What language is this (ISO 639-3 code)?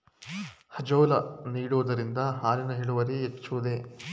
kan